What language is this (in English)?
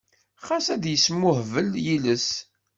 Kabyle